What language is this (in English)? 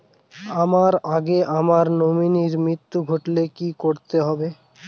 Bangla